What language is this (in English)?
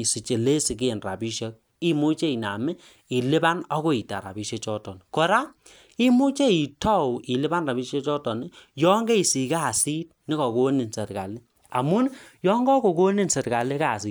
Kalenjin